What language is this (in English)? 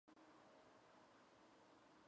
Georgian